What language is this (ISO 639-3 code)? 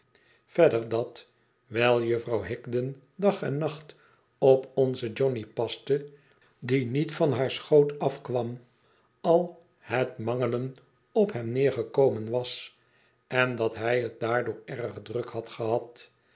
nld